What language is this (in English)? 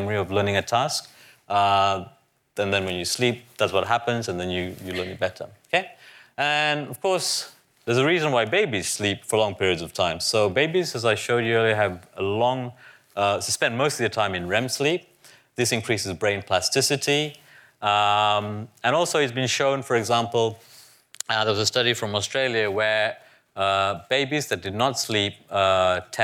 English